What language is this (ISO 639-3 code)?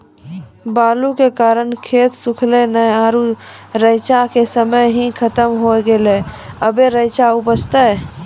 mai